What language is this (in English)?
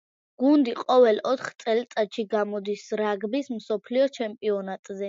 Georgian